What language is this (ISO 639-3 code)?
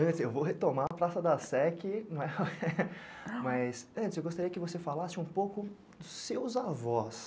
por